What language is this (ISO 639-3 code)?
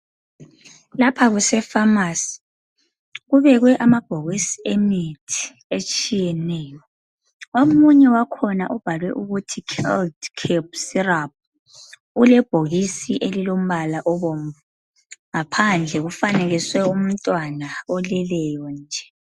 nde